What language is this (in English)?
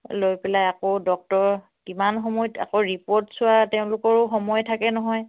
Assamese